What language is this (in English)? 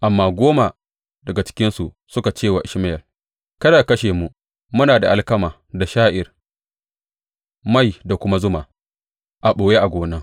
Hausa